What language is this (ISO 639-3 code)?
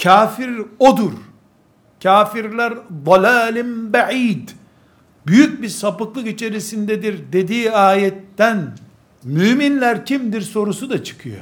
tur